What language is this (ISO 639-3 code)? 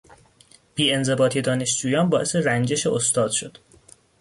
fas